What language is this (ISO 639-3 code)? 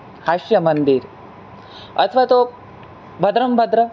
guj